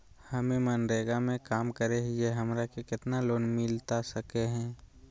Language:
Magahi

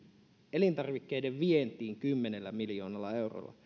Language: Finnish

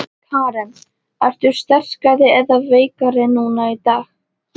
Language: Icelandic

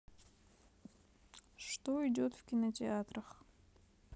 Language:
Russian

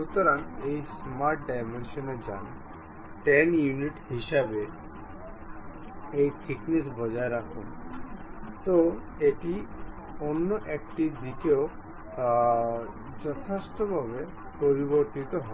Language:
Bangla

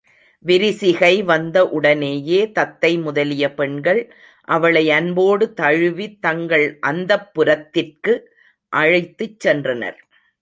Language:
Tamil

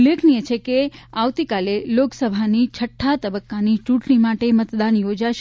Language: Gujarati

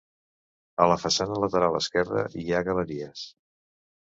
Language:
Catalan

